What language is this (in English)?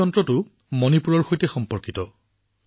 Assamese